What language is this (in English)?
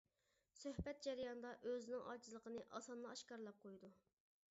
Uyghur